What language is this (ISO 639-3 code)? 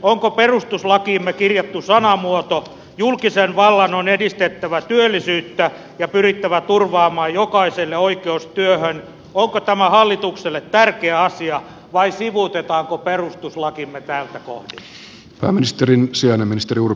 fin